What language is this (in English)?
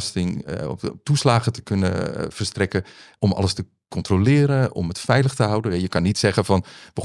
Dutch